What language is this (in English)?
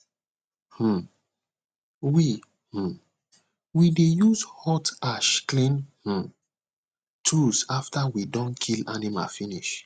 Nigerian Pidgin